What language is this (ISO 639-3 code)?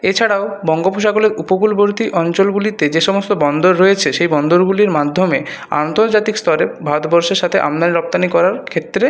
ben